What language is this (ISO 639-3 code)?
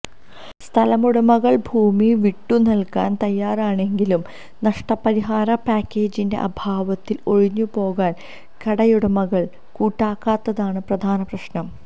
mal